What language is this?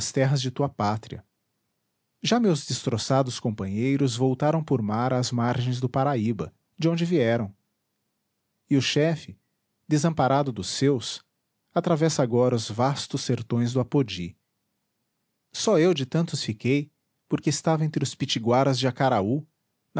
Portuguese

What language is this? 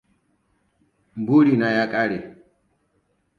Hausa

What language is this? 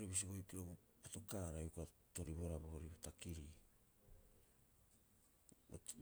Rapoisi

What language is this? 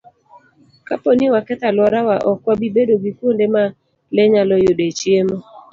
Luo (Kenya and Tanzania)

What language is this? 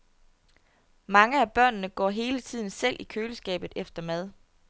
Danish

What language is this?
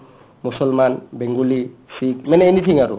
Assamese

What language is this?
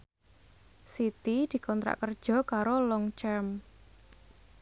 Javanese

